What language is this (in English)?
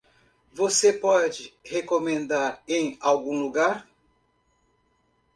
Portuguese